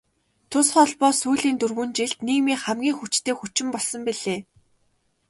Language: Mongolian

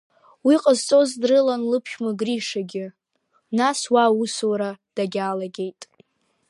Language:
Abkhazian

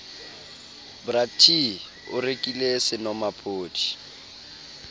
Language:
Southern Sotho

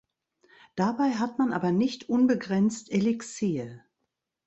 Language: German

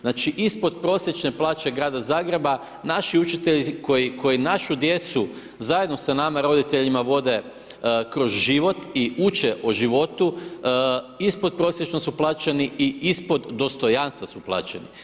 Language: Croatian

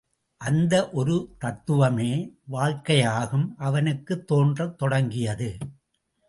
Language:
Tamil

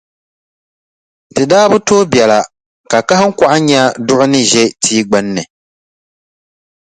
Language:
Dagbani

